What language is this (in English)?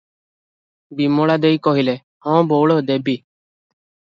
Odia